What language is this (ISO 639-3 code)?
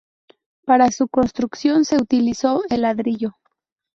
spa